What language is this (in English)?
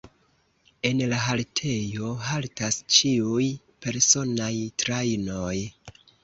Esperanto